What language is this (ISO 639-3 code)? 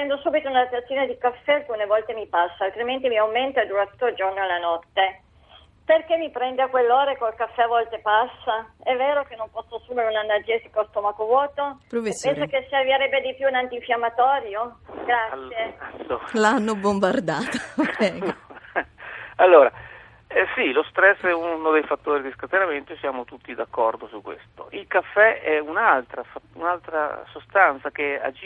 ita